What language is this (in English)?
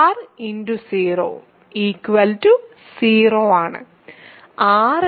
Malayalam